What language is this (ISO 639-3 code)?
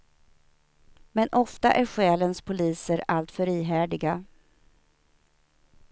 swe